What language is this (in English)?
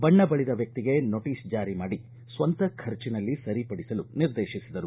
Kannada